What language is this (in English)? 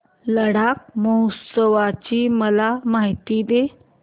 Marathi